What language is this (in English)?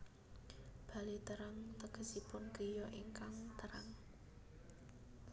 Javanese